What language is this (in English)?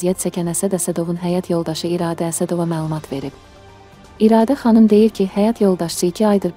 Turkish